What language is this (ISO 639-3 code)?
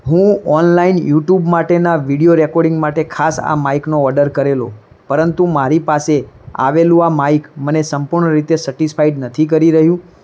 guj